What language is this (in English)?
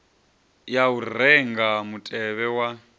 Venda